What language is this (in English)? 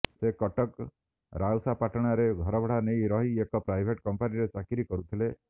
Odia